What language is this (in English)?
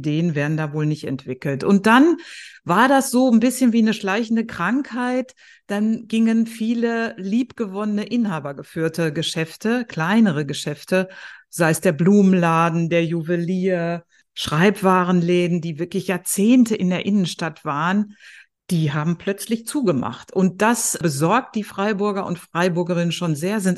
German